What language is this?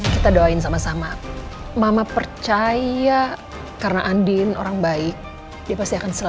Indonesian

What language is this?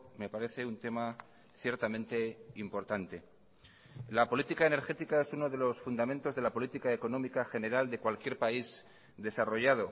Spanish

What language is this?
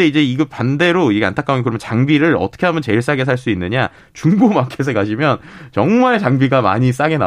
Korean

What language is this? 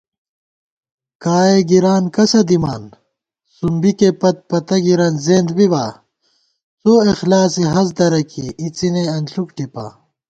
Gawar-Bati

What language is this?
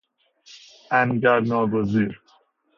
Persian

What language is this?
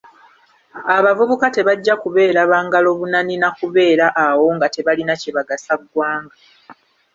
Ganda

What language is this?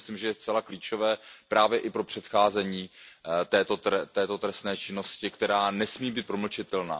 Czech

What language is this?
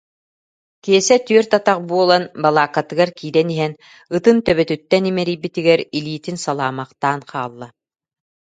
Yakut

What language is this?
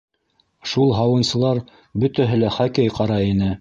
Bashkir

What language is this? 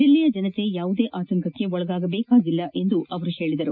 Kannada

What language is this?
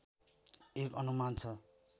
Nepali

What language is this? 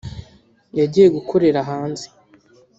Kinyarwanda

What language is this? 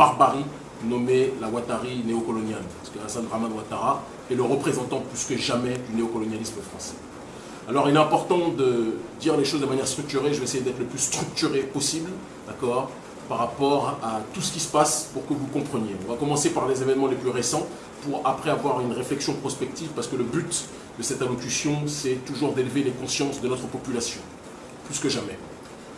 French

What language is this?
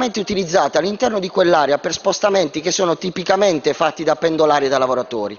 Italian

